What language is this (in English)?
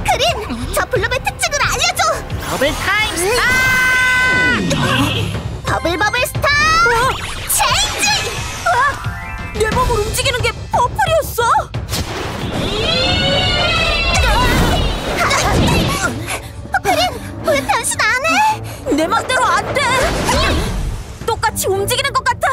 Korean